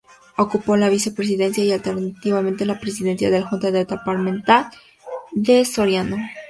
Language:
Spanish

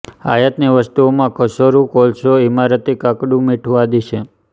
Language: Gujarati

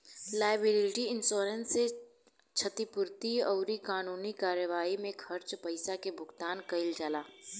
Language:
Bhojpuri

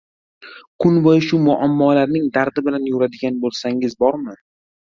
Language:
Uzbek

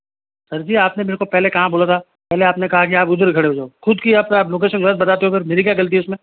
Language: Hindi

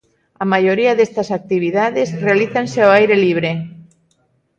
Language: Galician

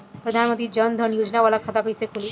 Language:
Bhojpuri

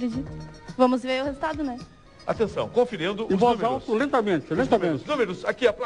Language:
Portuguese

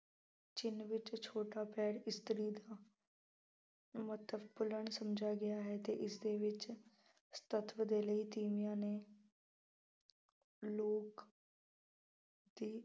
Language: Punjabi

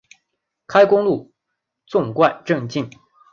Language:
Chinese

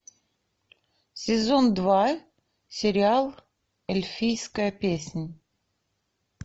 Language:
Russian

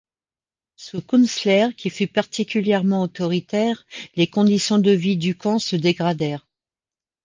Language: French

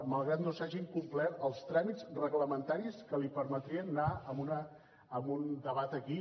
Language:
Catalan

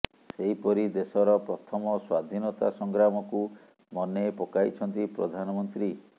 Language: Odia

